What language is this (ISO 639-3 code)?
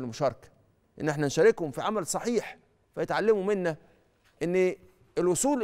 ara